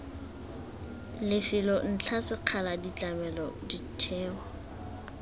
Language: Tswana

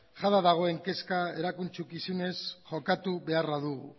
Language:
Basque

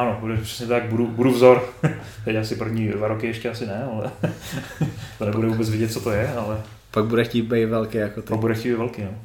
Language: Czech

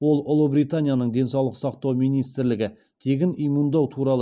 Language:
Kazakh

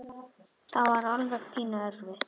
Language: Icelandic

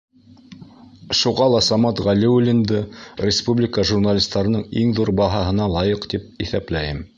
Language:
Bashkir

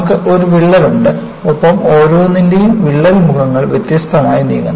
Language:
Malayalam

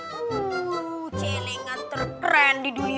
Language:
Indonesian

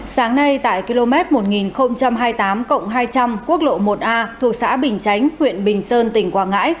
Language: Vietnamese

